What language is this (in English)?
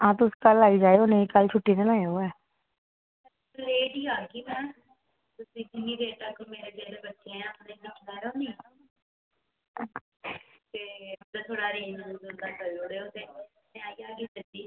Dogri